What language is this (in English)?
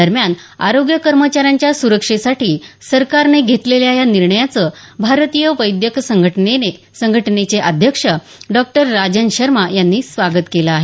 Marathi